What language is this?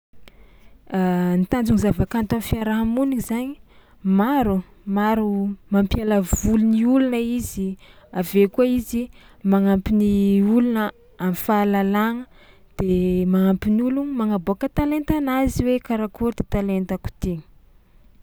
Tsimihety Malagasy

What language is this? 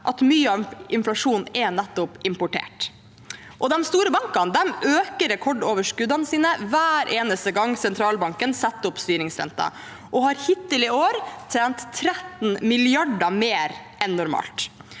Norwegian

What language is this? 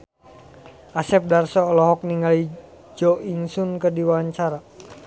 Sundanese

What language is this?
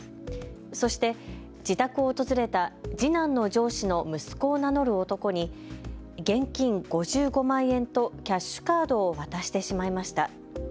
Japanese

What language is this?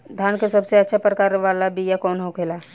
Bhojpuri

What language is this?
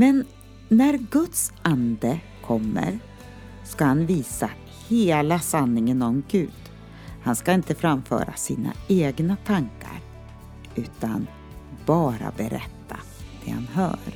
Swedish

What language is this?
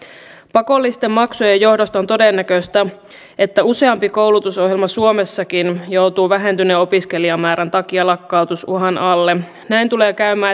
Finnish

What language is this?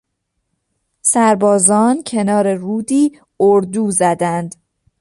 Persian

